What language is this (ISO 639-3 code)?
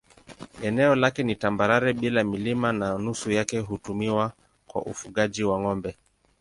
swa